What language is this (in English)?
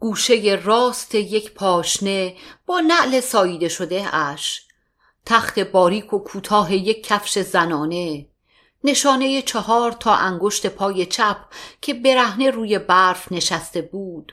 Persian